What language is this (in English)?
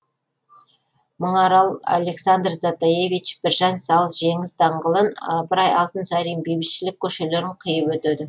Kazakh